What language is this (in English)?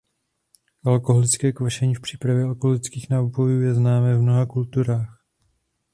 Czech